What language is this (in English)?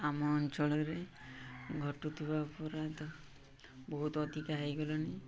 Odia